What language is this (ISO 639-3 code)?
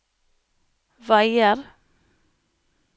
nor